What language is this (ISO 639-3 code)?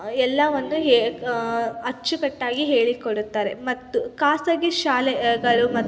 kan